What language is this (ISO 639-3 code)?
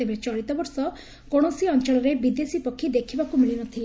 ori